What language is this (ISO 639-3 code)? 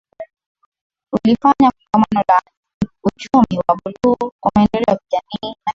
swa